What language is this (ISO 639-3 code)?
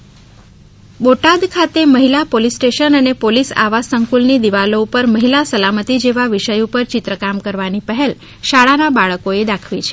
guj